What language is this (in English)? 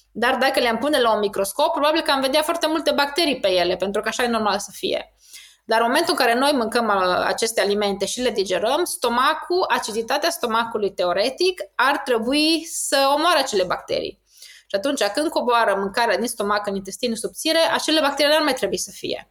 Romanian